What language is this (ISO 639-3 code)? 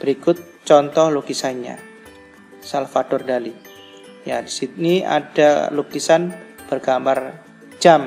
ind